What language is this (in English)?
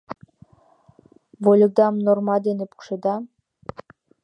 Mari